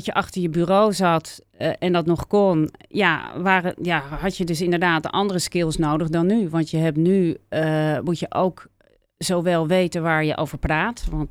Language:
Dutch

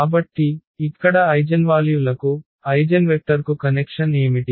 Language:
Telugu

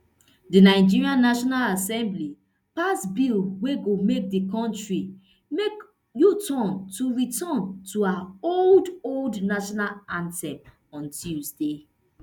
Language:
Nigerian Pidgin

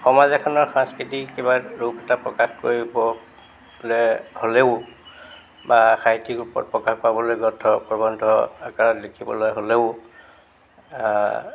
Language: Assamese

